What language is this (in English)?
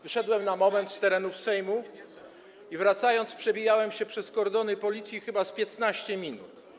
Polish